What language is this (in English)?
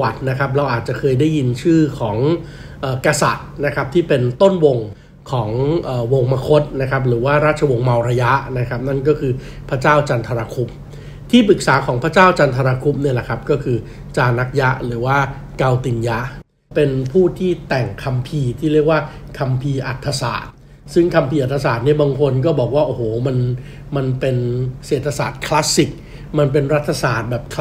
Thai